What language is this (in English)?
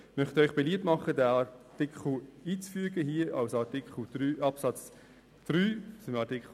Swiss German